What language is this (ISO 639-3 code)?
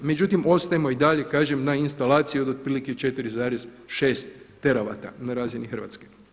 hrv